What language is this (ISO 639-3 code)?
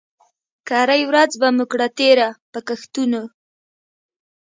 pus